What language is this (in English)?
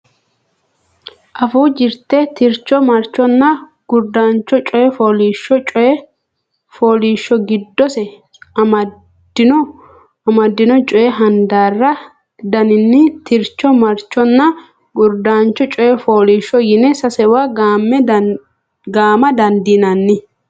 Sidamo